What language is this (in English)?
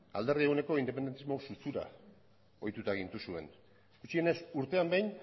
Basque